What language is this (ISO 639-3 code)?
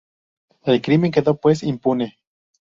spa